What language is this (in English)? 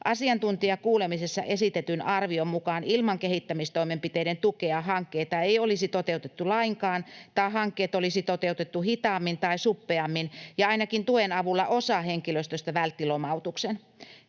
Finnish